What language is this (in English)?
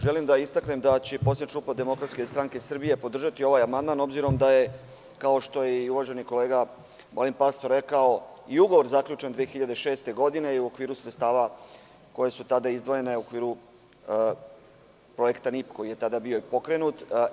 Serbian